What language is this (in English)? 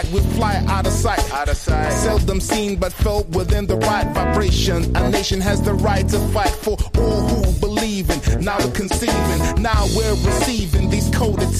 Hungarian